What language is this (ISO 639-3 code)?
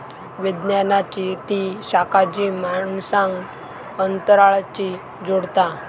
mar